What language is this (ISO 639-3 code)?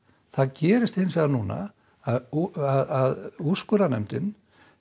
isl